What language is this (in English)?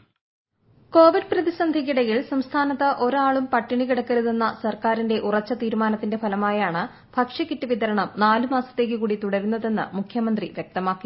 Malayalam